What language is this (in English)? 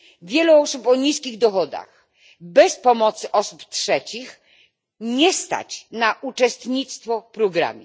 Polish